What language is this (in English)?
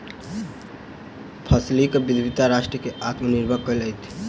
Maithili